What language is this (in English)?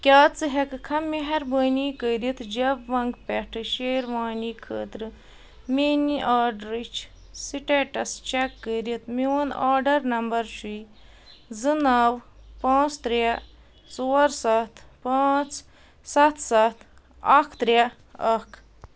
Kashmiri